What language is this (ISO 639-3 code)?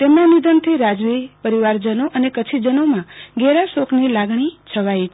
guj